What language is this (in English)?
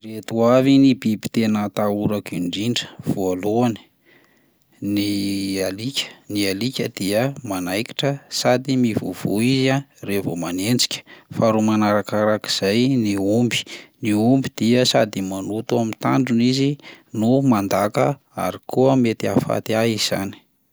Malagasy